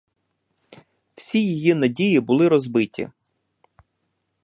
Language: Ukrainian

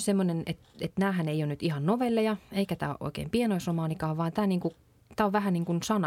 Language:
Finnish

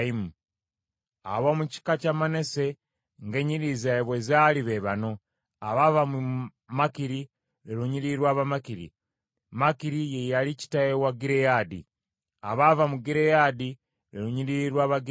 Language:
Ganda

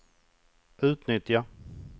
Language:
Swedish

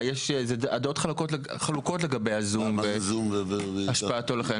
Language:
Hebrew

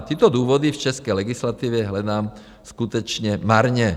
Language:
Czech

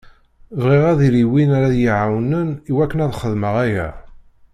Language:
Kabyle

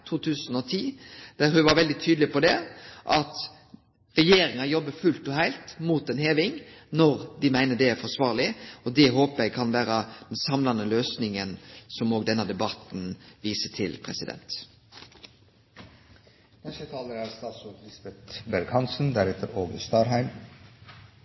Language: Norwegian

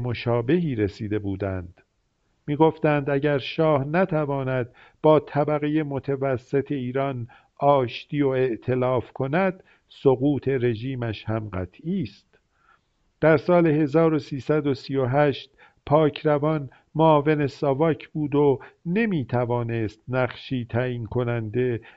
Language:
Persian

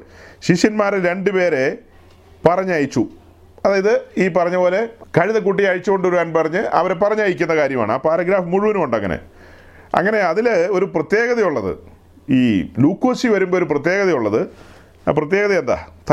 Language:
Malayalam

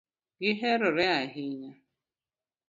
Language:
Luo (Kenya and Tanzania)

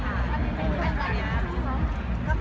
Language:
Thai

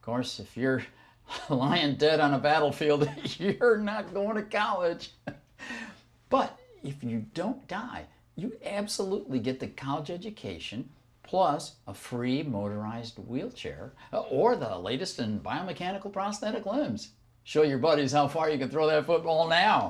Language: English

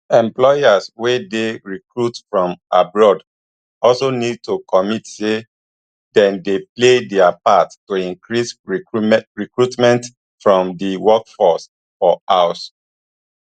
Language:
Nigerian Pidgin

